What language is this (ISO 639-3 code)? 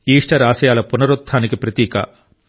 tel